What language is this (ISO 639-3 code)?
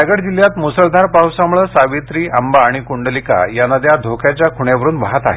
mar